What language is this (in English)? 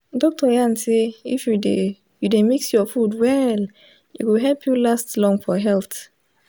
Nigerian Pidgin